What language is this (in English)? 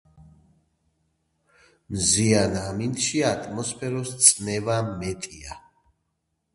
Georgian